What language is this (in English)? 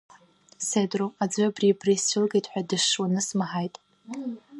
Abkhazian